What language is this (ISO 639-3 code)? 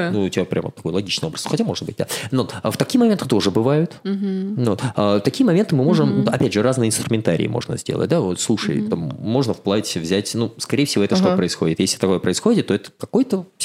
rus